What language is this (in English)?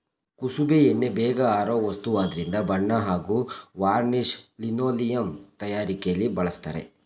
Kannada